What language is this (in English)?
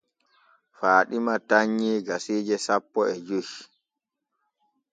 Borgu Fulfulde